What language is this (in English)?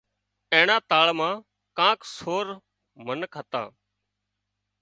Wadiyara Koli